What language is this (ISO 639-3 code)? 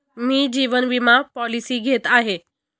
mar